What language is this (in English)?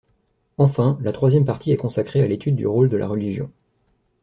French